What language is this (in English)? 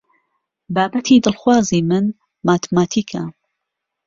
Central Kurdish